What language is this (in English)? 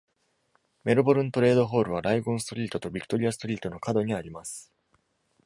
Japanese